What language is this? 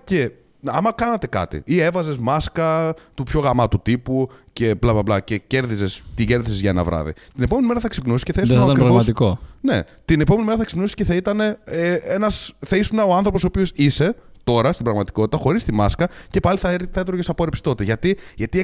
Greek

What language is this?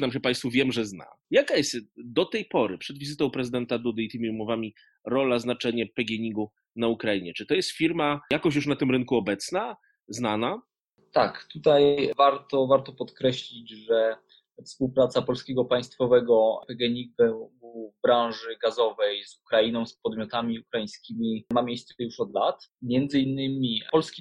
Polish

